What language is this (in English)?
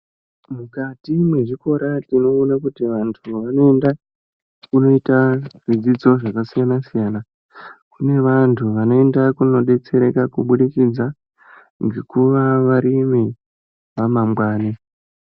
Ndau